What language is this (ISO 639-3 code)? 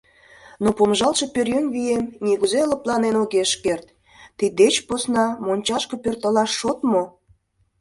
chm